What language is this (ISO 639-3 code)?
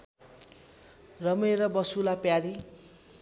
nep